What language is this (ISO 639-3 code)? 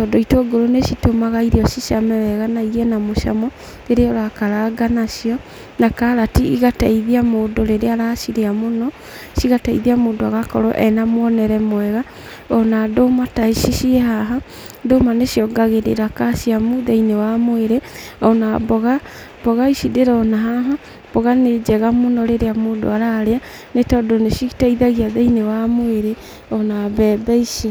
kik